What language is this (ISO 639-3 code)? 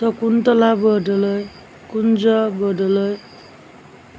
asm